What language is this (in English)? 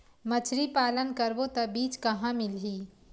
Chhattisgarhi